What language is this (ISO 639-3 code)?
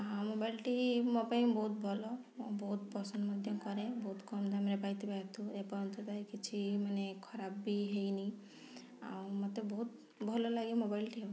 ori